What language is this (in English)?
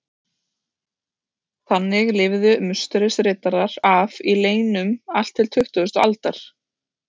Icelandic